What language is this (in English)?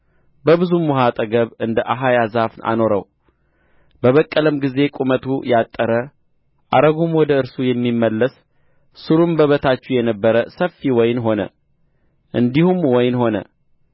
Amharic